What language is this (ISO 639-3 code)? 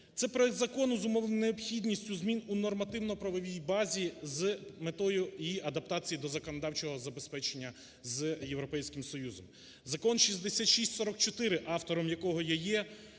ukr